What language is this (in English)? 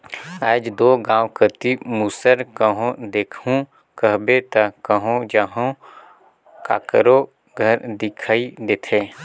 Chhattisgarhi